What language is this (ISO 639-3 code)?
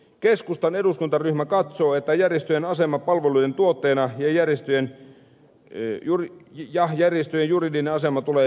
fin